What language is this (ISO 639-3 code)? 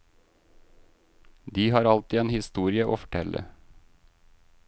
nor